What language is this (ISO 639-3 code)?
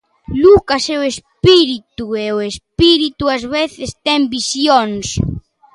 glg